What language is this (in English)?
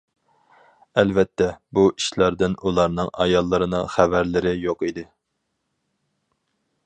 Uyghur